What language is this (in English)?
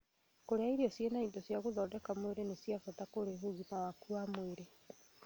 Kikuyu